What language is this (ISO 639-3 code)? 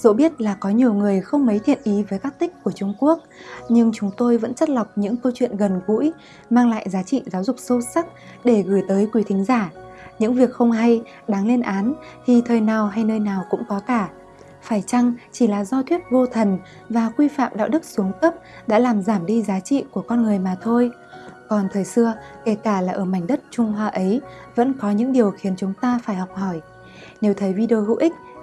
vie